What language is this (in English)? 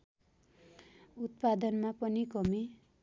Nepali